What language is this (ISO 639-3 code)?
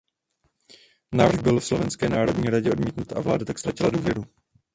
ces